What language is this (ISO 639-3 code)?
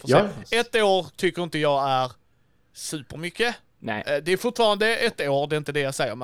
swe